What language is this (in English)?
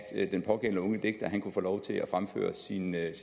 Danish